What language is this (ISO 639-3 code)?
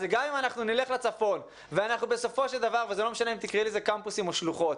heb